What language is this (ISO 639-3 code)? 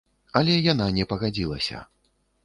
bel